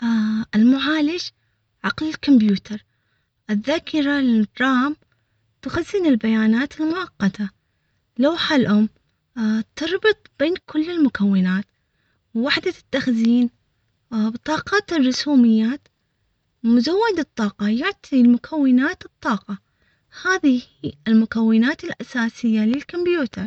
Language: Omani Arabic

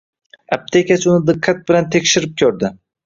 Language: Uzbek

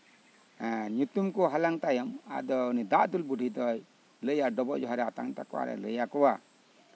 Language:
Santali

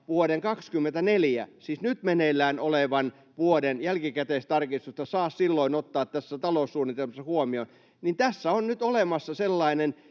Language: Finnish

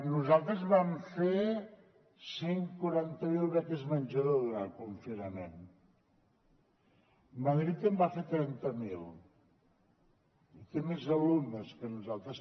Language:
Catalan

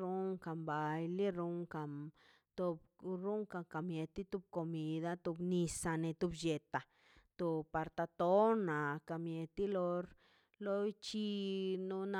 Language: Mazaltepec Zapotec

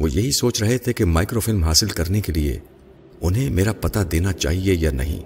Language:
Urdu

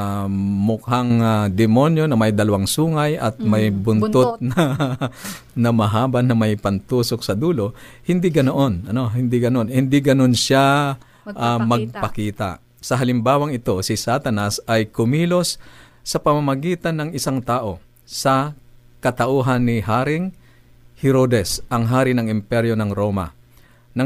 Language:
Filipino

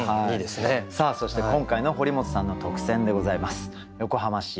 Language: Japanese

